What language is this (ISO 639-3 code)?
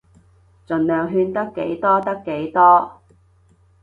yue